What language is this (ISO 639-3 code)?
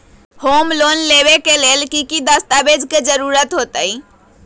mag